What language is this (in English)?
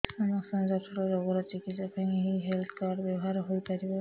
Odia